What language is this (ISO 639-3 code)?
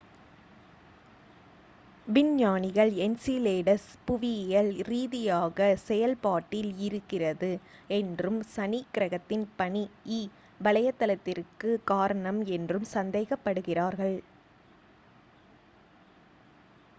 tam